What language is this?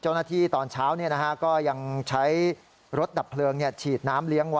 Thai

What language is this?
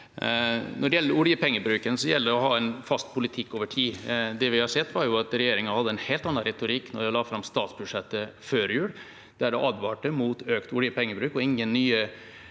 Norwegian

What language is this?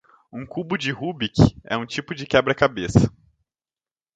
Portuguese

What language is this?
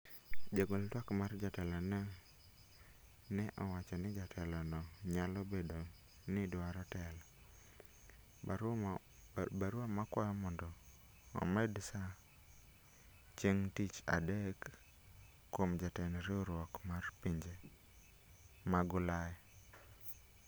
Luo (Kenya and Tanzania)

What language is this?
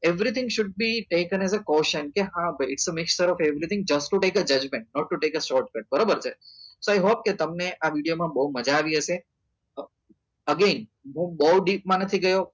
Gujarati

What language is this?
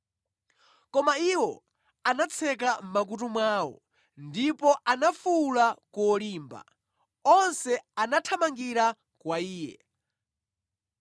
Nyanja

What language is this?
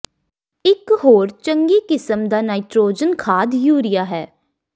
Punjabi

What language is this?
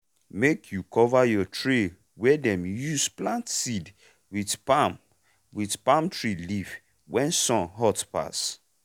Nigerian Pidgin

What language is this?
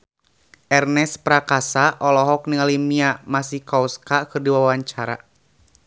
Sundanese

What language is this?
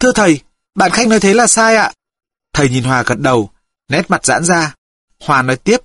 Vietnamese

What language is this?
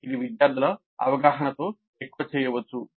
Telugu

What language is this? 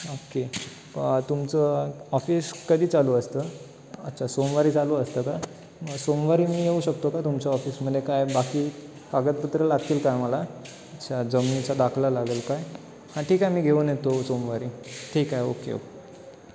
Marathi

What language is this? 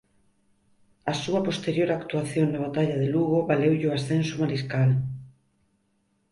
Galician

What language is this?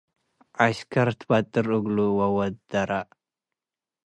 Tigre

